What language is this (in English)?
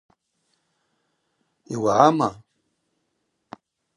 Abaza